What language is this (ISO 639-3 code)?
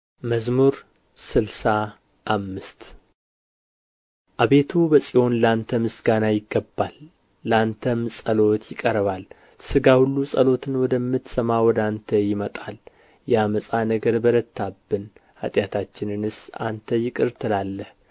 amh